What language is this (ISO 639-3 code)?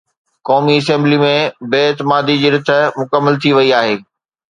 snd